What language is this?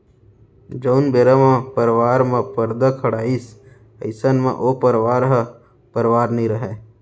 Chhattisgarhi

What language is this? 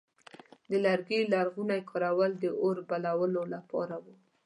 Pashto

